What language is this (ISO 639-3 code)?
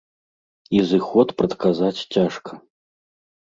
bel